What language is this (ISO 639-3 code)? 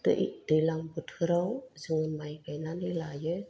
brx